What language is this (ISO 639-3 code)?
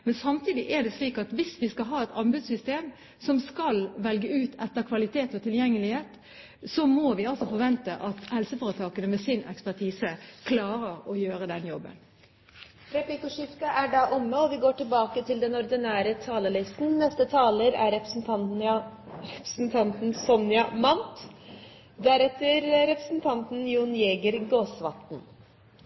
nor